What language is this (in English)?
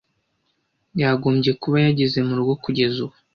Kinyarwanda